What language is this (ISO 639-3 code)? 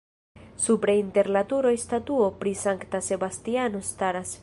epo